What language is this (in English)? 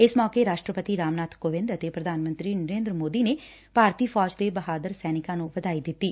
Punjabi